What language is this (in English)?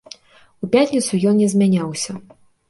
Belarusian